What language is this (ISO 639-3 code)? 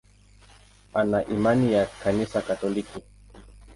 swa